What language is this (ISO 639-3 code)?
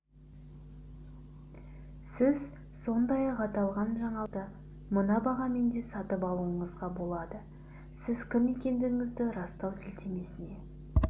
kaz